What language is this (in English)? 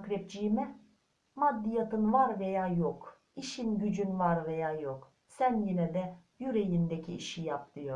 Turkish